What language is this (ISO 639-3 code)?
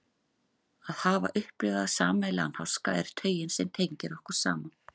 isl